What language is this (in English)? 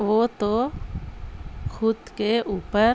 Urdu